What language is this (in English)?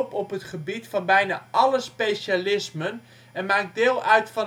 Dutch